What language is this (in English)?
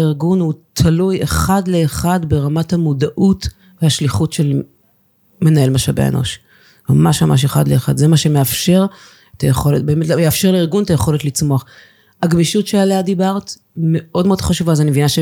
Hebrew